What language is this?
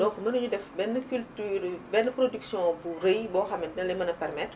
Wolof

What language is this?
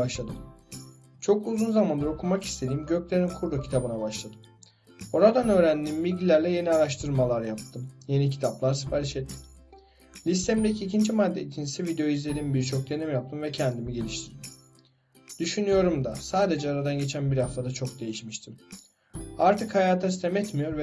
Turkish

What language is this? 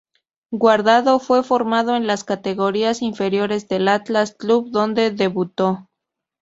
Spanish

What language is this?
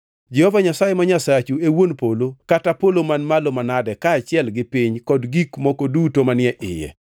Luo (Kenya and Tanzania)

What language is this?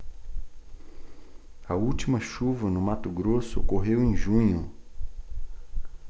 Portuguese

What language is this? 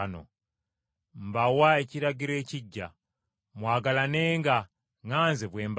Ganda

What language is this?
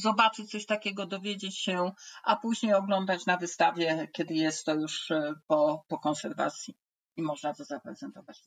Polish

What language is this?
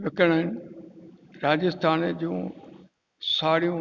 Sindhi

